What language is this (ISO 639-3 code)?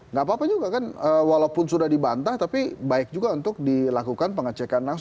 ind